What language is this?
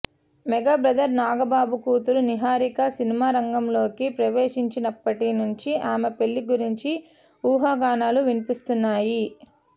Telugu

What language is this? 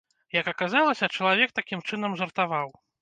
Belarusian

